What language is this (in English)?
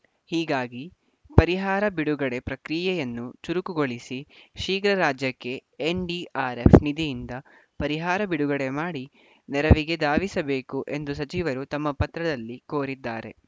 Kannada